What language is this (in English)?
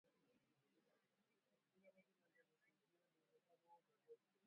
Swahili